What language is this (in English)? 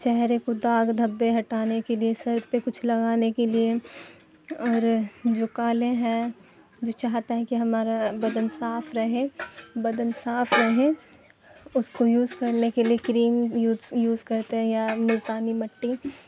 Urdu